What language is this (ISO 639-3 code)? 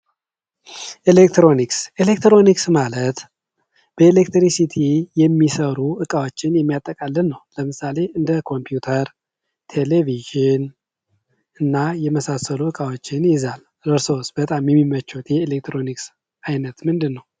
amh